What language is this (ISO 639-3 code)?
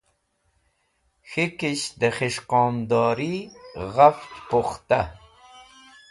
wbl